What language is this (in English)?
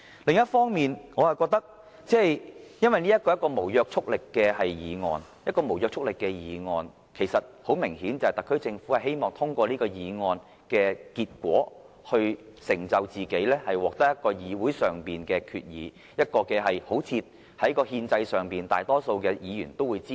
Cantonese